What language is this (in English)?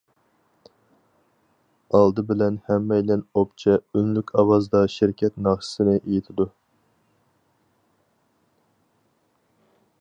Uyghur